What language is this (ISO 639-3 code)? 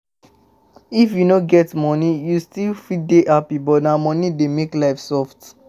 pcm